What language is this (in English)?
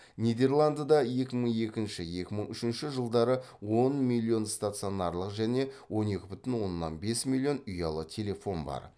Kazakh